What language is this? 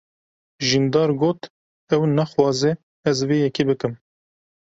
Kurdish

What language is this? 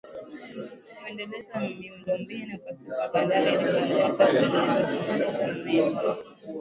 Swahili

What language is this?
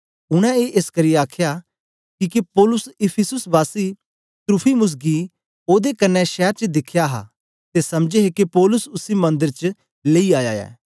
Dogri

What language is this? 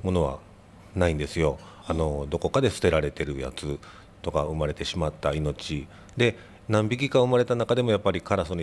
Japanese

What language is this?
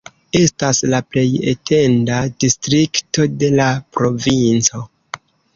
Esperanto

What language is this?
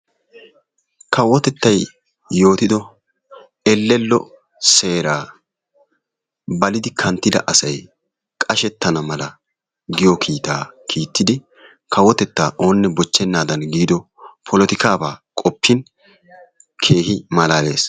Wolaytta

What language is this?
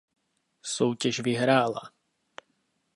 Czech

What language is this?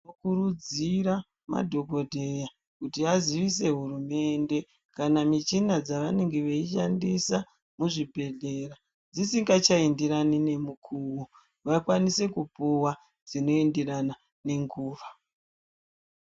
Ndau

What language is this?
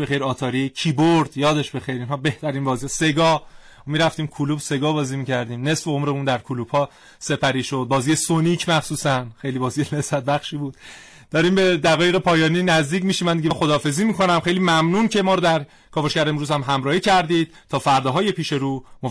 Persian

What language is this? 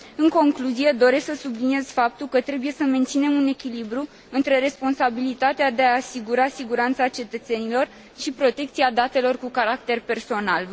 Romanian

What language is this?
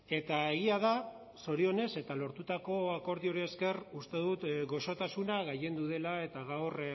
Basque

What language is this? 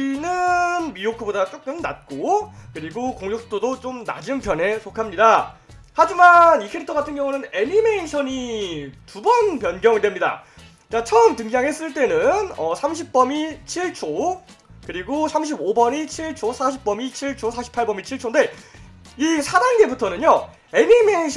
Korean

